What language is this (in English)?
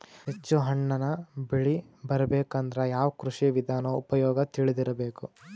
Kannada